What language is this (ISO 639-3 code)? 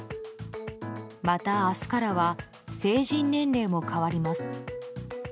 jpn